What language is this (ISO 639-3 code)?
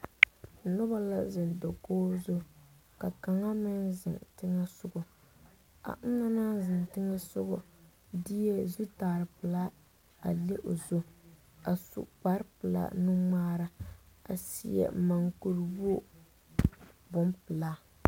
dga